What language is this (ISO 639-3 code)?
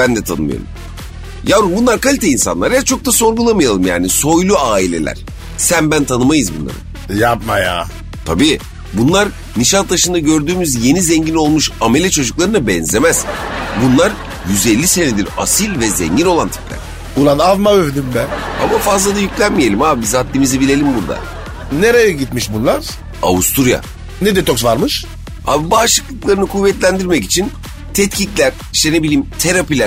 tur